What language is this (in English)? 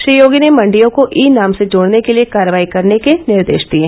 Hindi